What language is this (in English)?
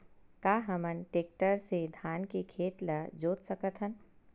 Chhattisgarhi